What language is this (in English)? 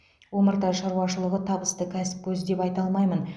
Kazakh